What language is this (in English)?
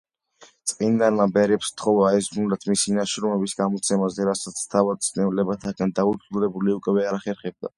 Georgian